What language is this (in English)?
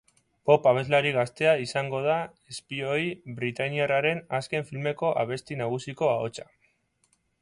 Basque